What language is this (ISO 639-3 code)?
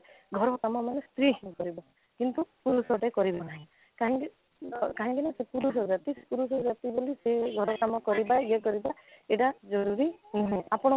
ori